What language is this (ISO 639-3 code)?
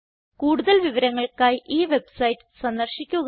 mal